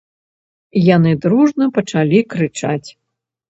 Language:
Belarusian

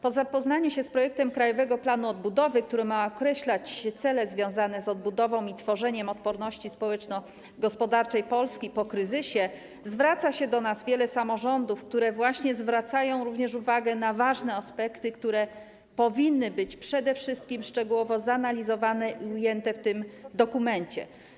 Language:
Polish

